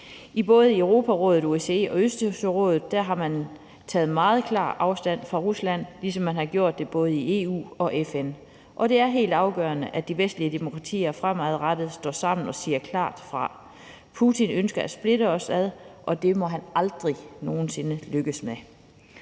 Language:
Danish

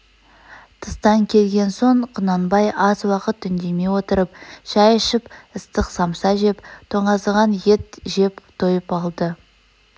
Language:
Kazakh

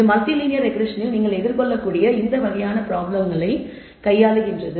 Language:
Tamil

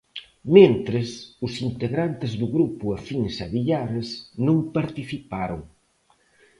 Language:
Galician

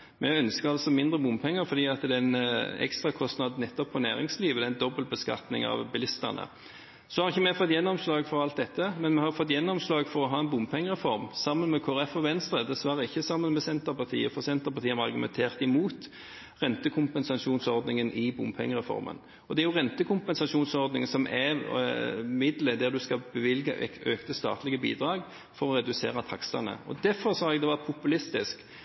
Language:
Norwegian Bokmål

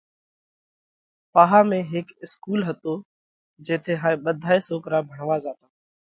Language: Parkari Koli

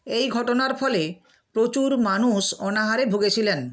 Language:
Bangla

